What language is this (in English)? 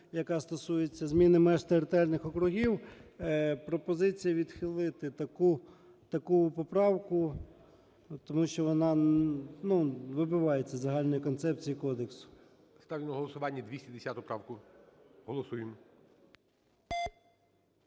Ukrainian